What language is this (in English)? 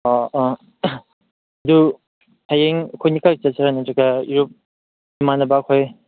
Manipuri